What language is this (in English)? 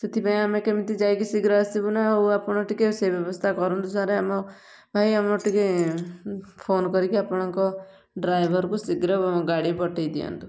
Odia